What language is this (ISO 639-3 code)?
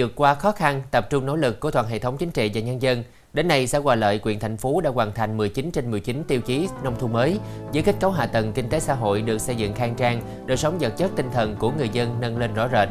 vie